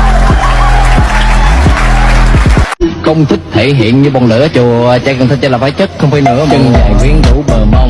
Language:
Vietnamese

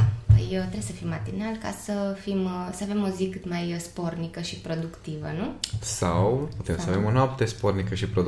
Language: Romanian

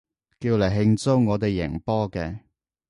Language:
Cantonese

